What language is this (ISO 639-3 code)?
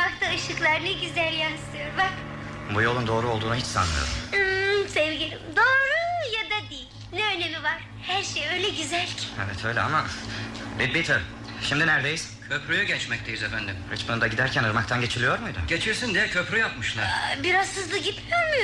tur